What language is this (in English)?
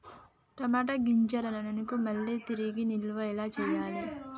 Telugu